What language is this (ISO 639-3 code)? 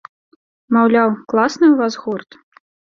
bel